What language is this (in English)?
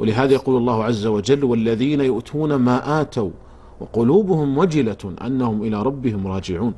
Arabic